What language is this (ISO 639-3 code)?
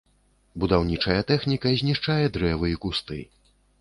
bel